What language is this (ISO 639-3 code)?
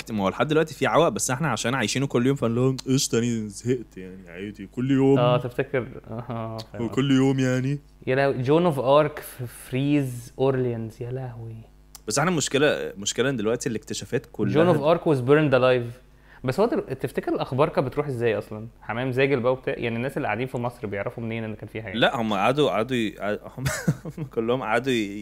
ara